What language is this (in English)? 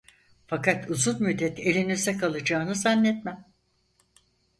Turkish